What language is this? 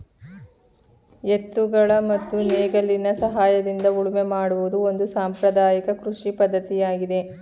Kannada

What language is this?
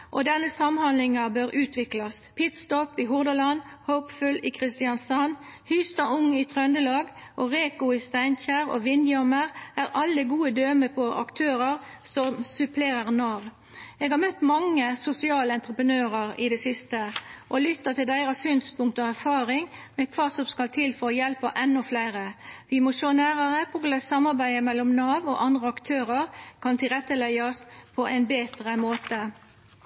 Norwegian Nynorsk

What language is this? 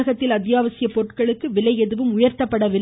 Tamil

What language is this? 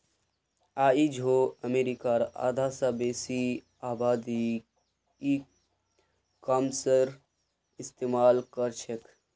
Magahi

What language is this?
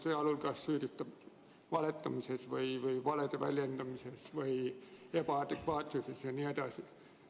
Estonian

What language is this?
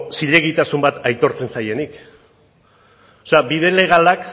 Basque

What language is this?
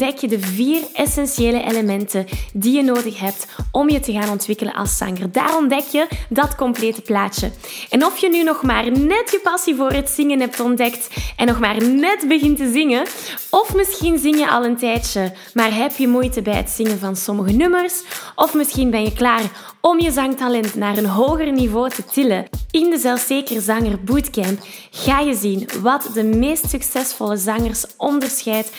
Dutch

